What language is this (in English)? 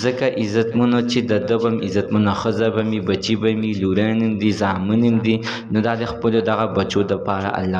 Romanian